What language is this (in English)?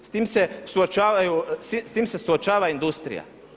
Croatian